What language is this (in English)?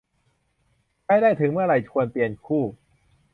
Thai